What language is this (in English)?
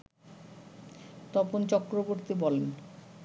Bangla